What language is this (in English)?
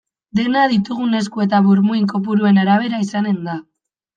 Basque